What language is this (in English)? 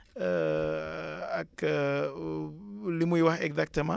Wolof